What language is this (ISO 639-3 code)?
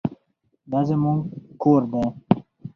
pus